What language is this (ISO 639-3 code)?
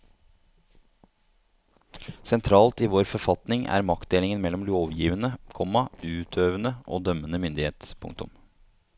nor